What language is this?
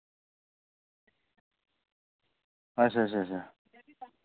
Dogri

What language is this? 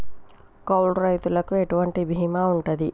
Telugu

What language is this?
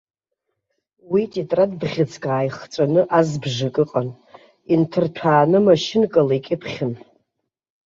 Abkhazian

